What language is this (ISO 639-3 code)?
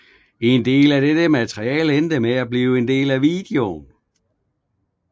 dan